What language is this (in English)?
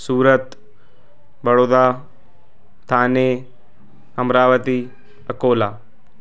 Sindhi